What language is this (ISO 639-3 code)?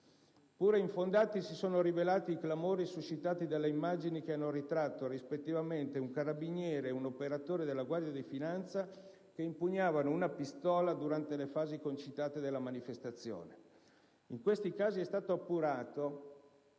ita